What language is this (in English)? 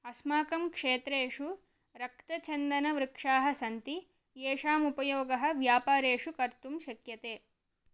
Sanskrit